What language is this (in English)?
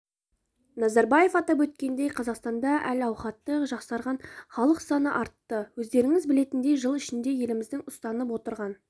Kazakh